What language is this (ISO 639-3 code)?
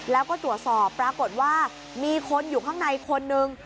tha